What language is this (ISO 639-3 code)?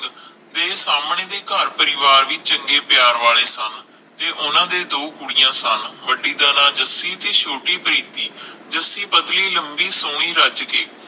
pan